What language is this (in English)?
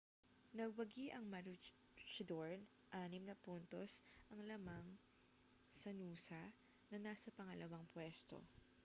Filipino